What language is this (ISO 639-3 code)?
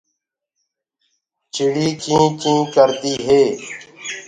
ggg